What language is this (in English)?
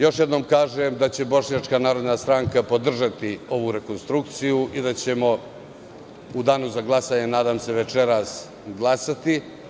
Serbian